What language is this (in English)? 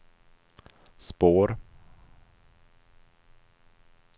Swedish